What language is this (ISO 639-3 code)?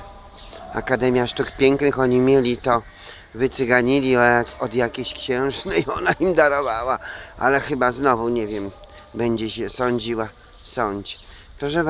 pol